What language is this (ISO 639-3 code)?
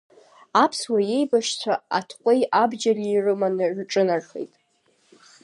abk